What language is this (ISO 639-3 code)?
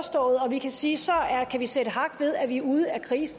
dan